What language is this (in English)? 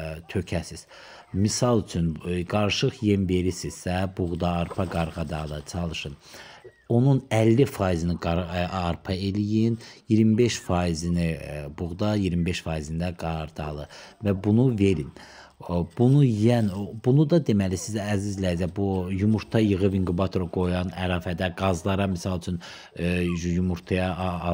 Turkish